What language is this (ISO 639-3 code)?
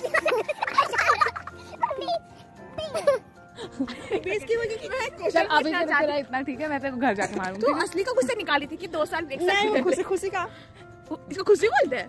hin